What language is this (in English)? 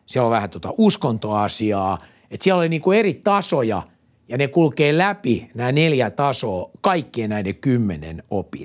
Finnish